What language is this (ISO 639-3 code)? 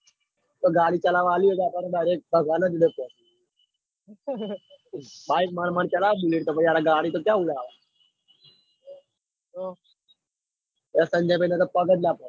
guj